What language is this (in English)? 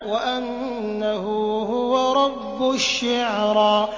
Arabic